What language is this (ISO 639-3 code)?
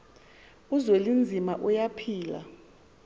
xho